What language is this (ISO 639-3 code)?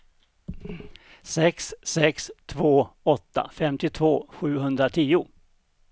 swe